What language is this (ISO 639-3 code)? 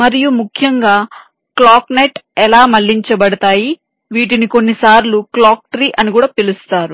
tel